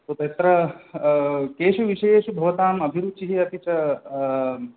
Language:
Sanskrit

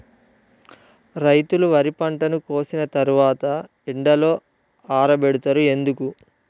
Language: Telugu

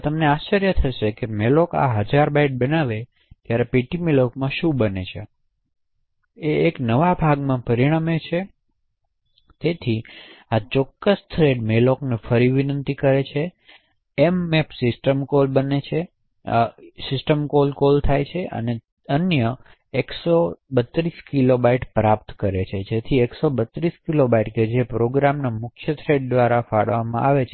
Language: Gujarati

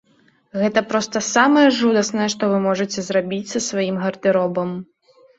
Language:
Belarusian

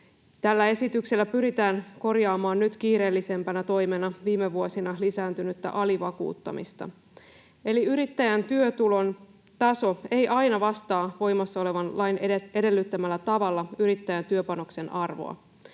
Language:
Finnish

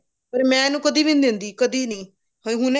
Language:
Punjabi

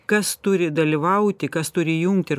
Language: Lithuanian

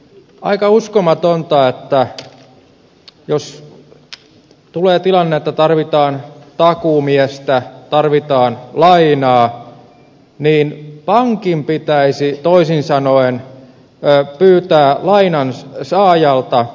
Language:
Finnish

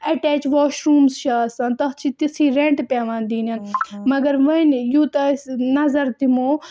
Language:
Kashmiri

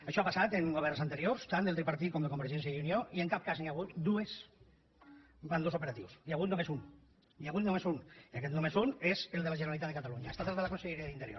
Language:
Catalan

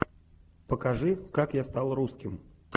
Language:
Russian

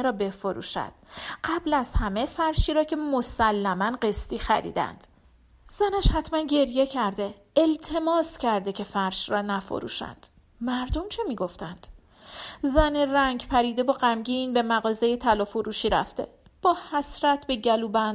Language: Persian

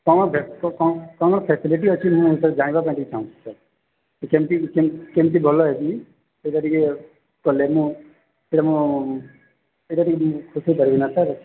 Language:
Odia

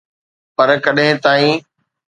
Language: Sindhi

